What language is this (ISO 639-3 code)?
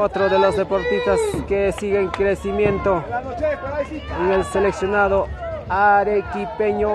spa